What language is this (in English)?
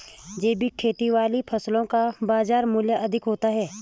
Hindi